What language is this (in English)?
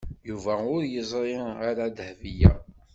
Kabyle